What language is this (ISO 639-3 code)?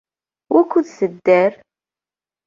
kab